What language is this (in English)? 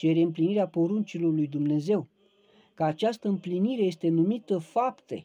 Romanian